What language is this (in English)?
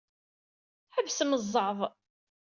Kabyle